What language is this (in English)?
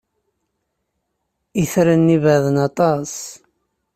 Kabyle